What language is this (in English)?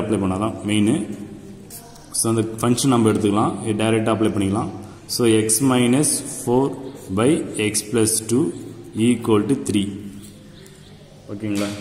Hindi